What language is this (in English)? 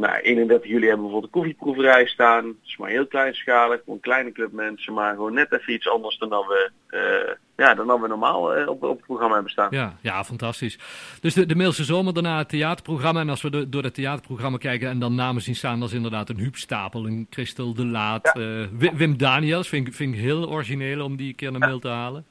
Dutch